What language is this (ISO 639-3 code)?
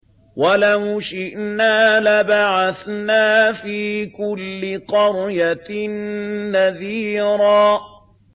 ara